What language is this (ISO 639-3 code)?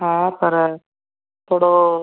snd